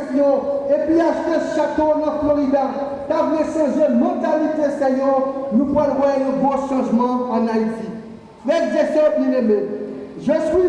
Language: French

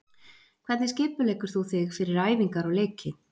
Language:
Icelandic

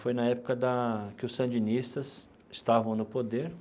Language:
Portuguese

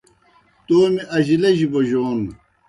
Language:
Kohistani Shina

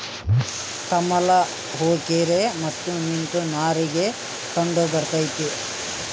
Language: Kannada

